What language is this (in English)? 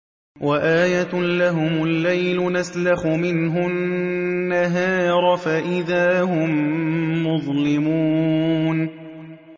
Arabic